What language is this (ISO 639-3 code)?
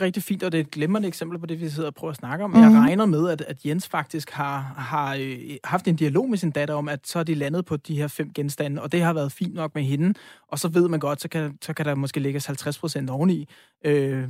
dan